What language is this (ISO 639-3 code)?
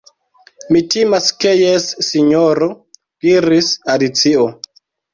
epo